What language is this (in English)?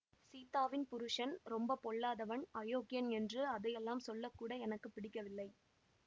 Tamil